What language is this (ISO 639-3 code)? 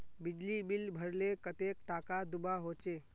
mag